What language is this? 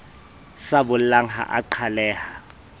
Southern Sotho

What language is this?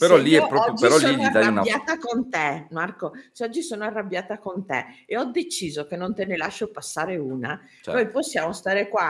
Italian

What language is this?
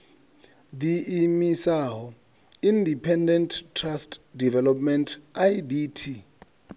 Venda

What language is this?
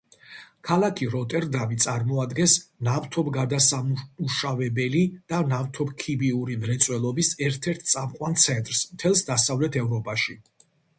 Georgian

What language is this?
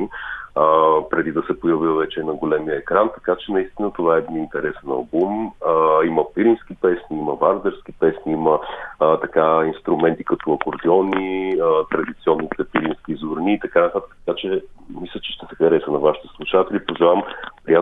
Bulgarian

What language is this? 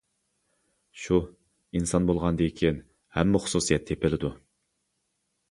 Uyghur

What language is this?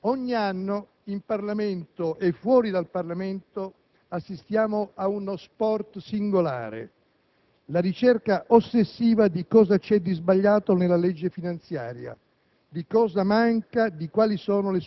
Italian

